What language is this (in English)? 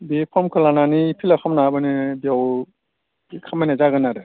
Bodo